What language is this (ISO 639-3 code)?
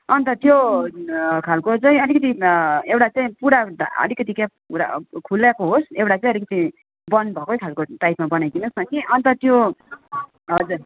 nep